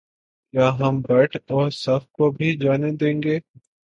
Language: Urdu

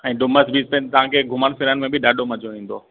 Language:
Sindhi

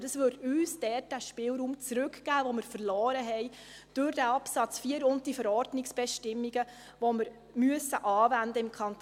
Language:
Swiss German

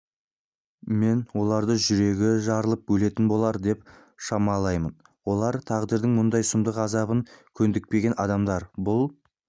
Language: Kazakh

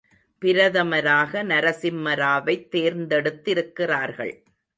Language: Tamil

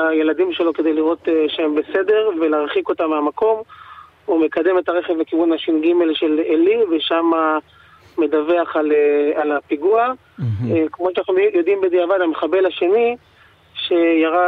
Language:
Hebrew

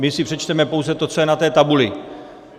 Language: Czech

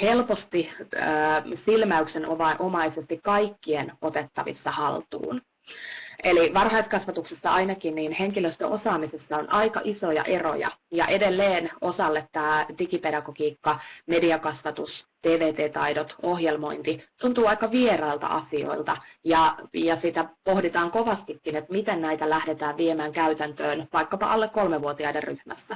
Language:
Finnish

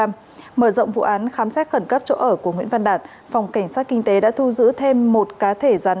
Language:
Vietnamese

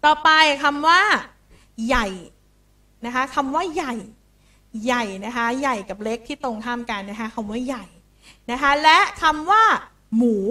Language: Thai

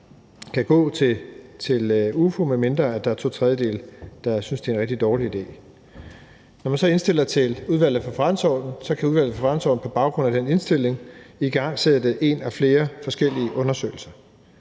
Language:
Danish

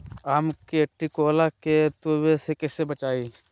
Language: Magahi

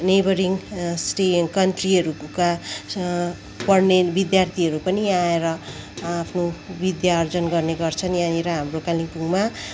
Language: Nepali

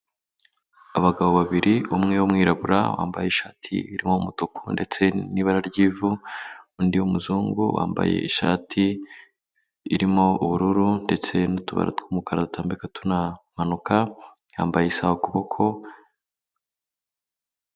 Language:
Kinyarwanda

